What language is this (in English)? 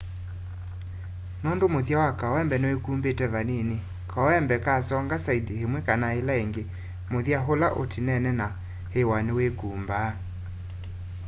Kamba